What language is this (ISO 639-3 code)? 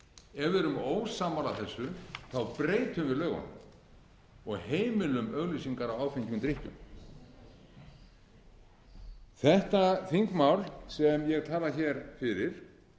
isl